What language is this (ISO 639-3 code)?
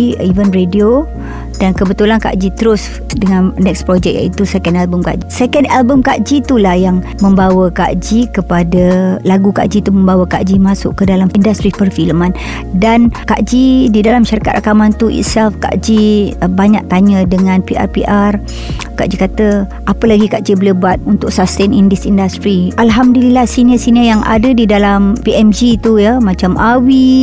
msa